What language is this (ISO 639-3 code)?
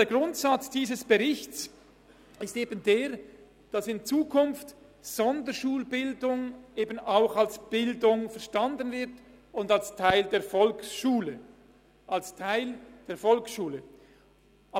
gsw